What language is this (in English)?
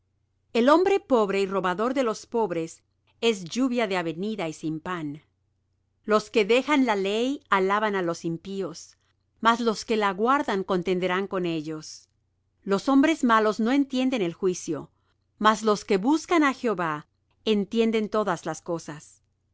Spanish